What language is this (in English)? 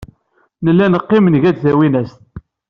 Kabyle